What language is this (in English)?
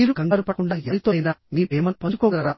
Telugu